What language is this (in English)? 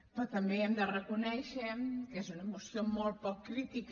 Catalan